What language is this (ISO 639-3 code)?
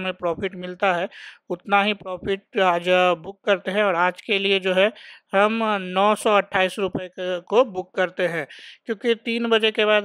hin